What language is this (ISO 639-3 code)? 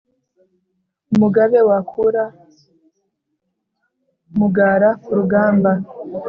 kin